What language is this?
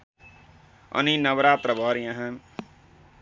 Nepali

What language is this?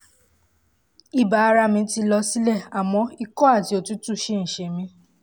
Yoruba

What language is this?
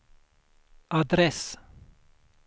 Swedish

